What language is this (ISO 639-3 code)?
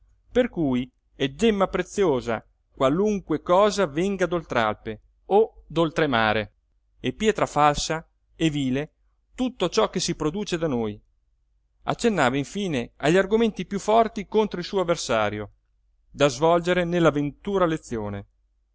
ita